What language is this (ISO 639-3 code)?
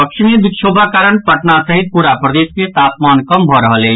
mai